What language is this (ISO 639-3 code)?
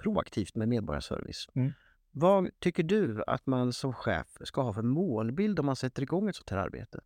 swe